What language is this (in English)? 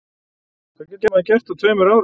Icelandic